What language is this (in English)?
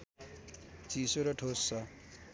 Nepali